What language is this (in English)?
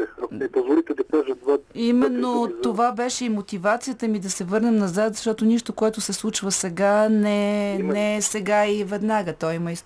Bulgarian